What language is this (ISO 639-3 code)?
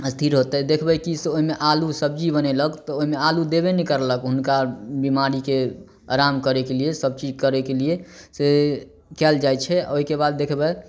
mai